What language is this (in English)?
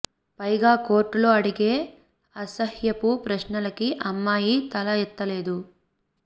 Telugu